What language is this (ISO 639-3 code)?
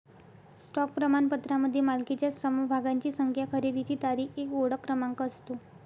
mar